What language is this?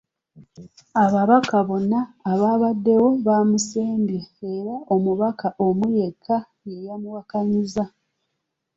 Ganda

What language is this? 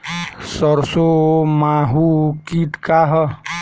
Bhojpuri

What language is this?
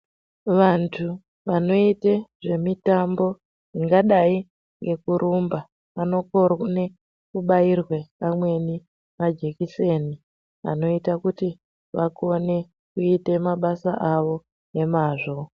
Ndau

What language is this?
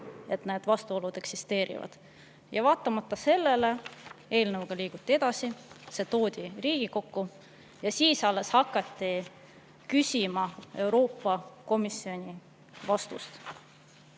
Estonian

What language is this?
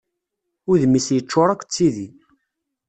Kabyle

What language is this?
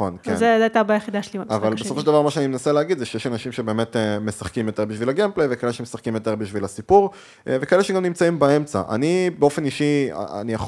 Hebrew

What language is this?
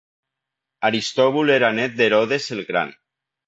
Catalan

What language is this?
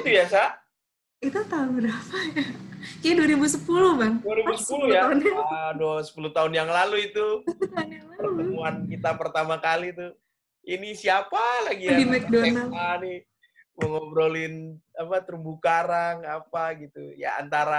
Indonesian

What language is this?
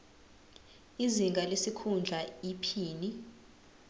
Zulu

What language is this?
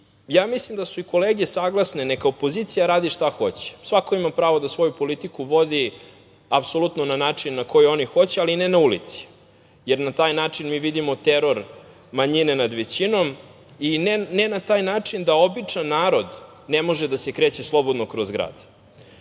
Serbian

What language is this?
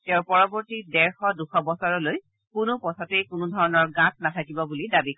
Assamese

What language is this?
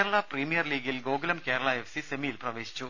Malayalam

